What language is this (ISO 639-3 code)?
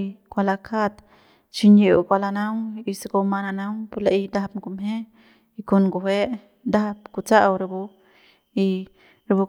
pbs